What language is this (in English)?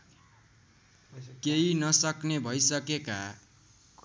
Nepali